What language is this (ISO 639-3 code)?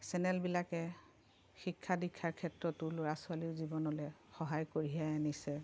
asm